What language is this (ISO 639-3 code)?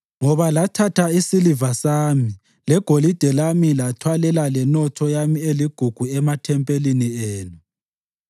nde